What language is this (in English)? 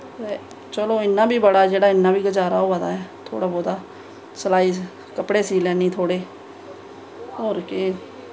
Dogri